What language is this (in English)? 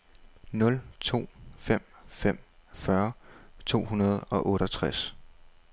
Danish